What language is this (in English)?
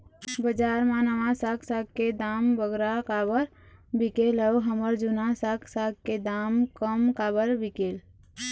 Chhattisgarhi